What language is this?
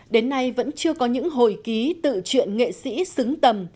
Vietnamese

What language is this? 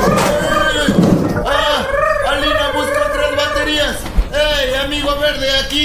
Spanish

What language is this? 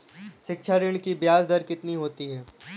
Hindi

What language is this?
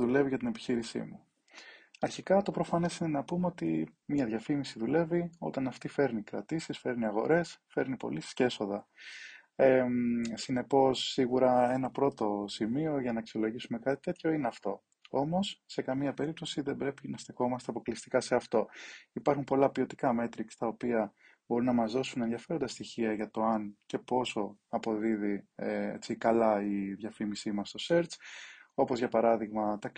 Greek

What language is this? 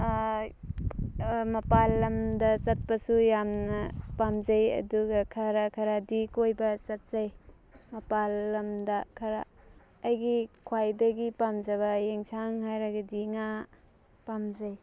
Manipuri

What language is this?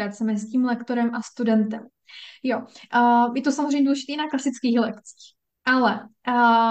Czech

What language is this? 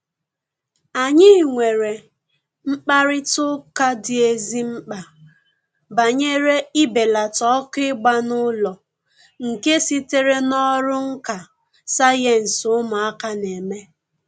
Igbo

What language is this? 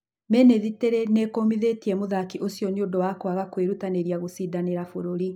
Kikuyu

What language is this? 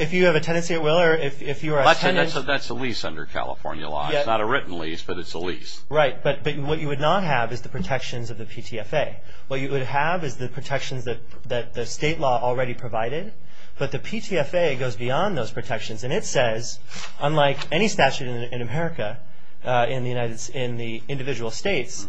English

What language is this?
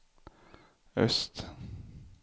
Swedish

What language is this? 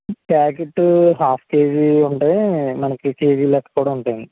Telugu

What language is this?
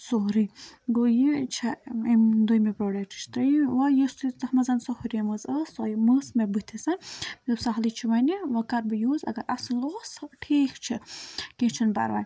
Kashmiri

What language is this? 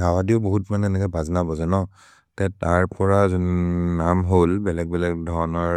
Maria (India)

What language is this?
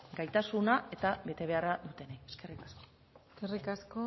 Basque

